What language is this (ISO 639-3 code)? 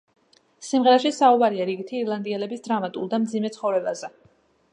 kat